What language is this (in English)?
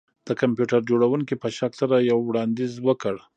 Pashto